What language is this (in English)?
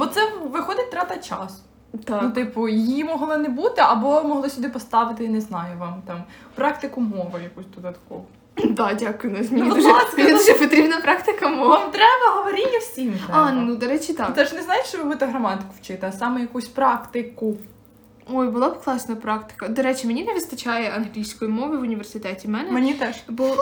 Ukrainian